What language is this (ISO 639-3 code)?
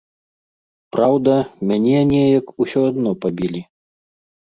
bel